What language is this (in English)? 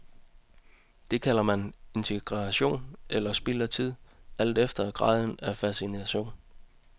Danish